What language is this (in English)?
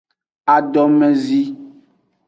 Aja (Benin)